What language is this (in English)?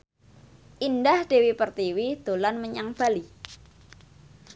Javanese